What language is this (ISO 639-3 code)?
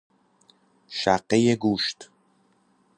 fas